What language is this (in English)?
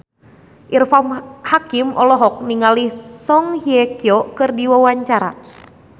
Sundanese